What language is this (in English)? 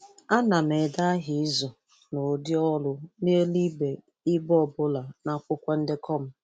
Igbo